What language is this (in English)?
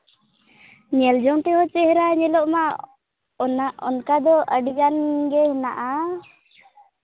Santali